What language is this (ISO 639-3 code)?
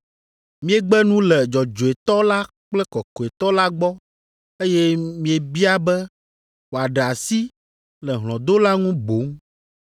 ewe